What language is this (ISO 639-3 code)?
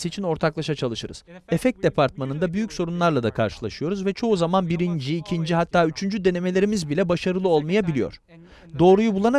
tur